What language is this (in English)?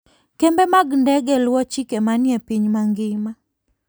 Luo (Kenya and Tanzania)